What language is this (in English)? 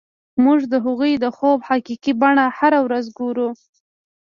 Pashto